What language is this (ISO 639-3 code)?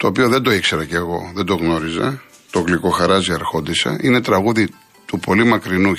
ell